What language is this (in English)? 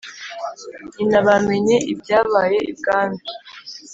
Kinyarwanda